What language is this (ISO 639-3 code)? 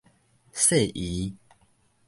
nan